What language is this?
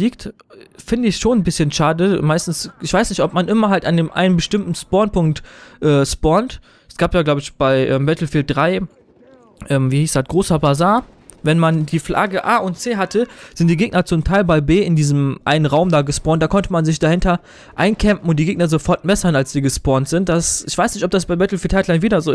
German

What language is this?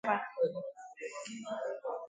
Igbo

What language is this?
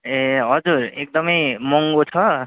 Nepali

